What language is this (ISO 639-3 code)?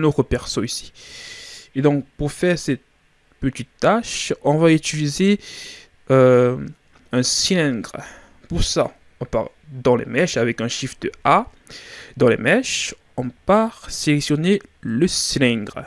fra